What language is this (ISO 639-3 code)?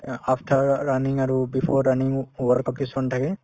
asm